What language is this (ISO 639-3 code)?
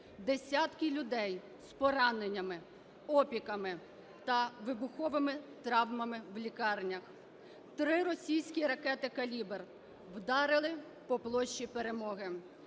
ukr